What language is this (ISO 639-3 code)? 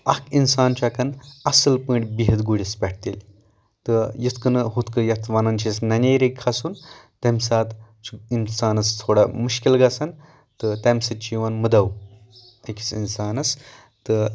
kas